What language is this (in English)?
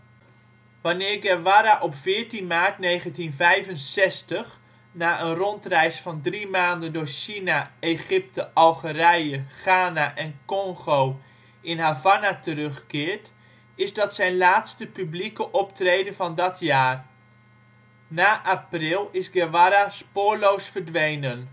Dutch